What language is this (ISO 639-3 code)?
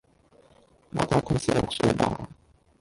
yue